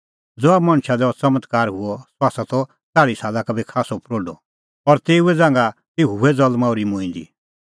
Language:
Kullu Pahari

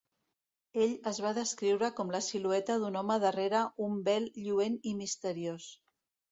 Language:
Catalan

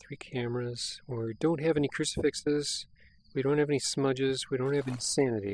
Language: English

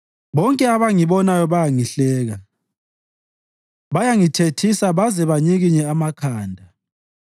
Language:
North Ndebele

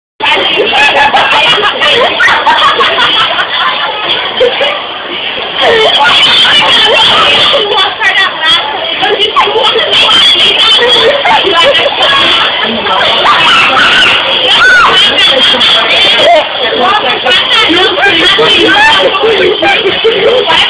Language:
Arabic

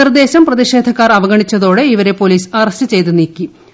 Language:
Malayalam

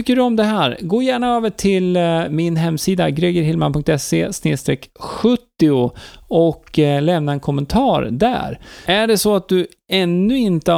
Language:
Swedish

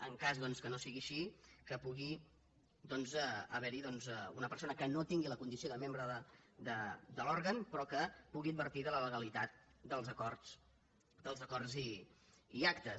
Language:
Catalan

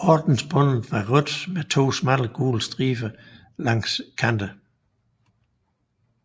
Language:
Danish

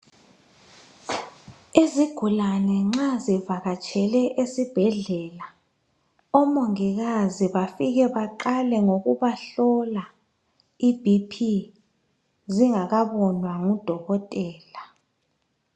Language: North Ndebele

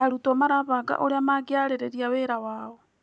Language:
Kikuyu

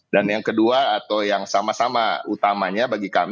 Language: Indonesian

